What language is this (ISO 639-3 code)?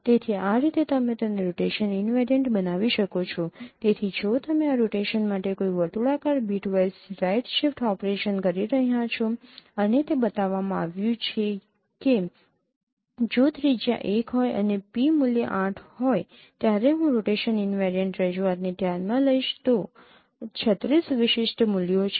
guj